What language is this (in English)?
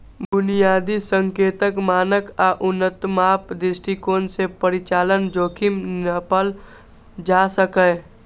Maithili